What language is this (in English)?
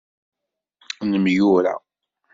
Kabyle